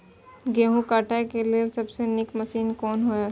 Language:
Maithili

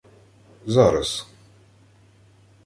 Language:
Ukrainian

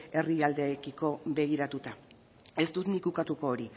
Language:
Basque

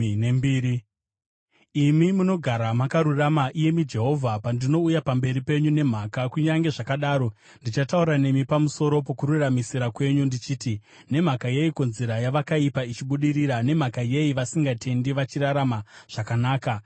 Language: Shona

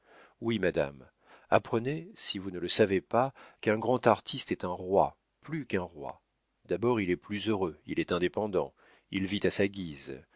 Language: French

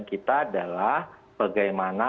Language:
Indonesian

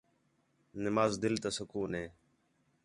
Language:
Khetrani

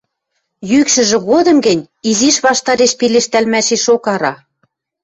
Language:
Western Mari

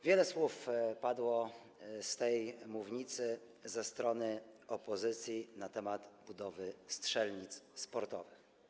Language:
Polish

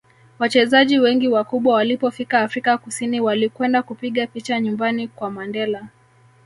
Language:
Swahili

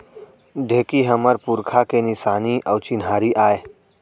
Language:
Chhattisgarhi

